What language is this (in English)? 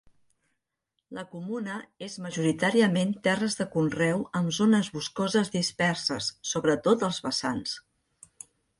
Catalan